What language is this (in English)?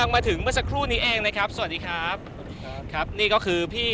Thai